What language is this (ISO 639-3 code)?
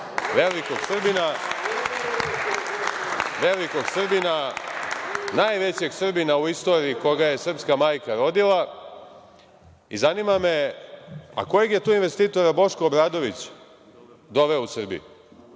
srp